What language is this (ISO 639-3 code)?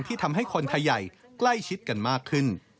tha